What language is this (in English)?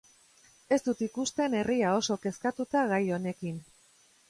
Basque